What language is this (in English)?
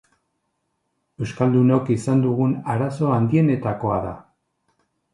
Basque